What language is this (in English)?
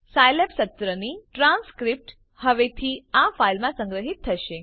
Gujarati